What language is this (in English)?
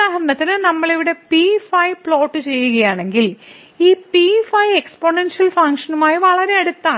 Malayalam